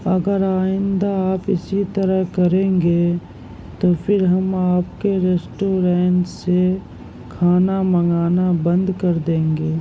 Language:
Urdu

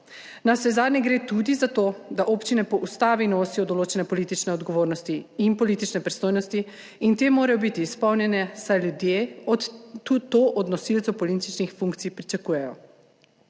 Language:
Slovenian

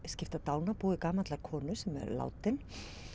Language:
Icelandic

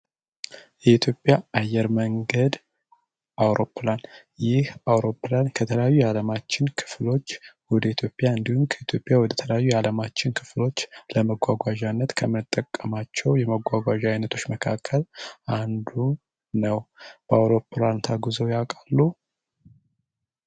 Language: Amharic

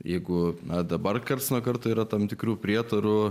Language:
Lithuanian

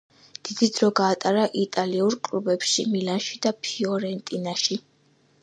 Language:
Georgian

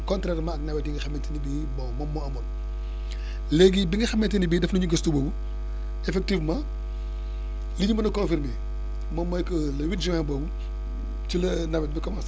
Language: Wolof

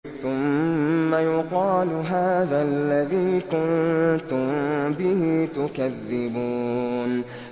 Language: Arabic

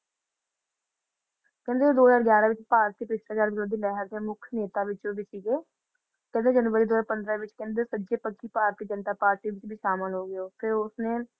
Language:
Punjabi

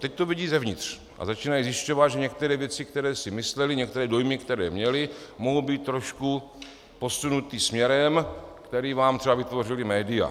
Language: Czech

